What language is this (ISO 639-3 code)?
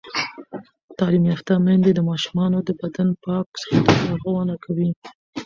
pus